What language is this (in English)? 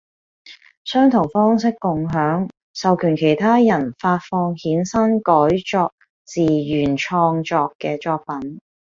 Cantonese